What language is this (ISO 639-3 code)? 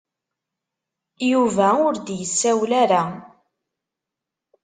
kab